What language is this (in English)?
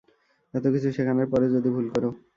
Bangla